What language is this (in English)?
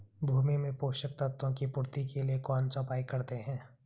Hindi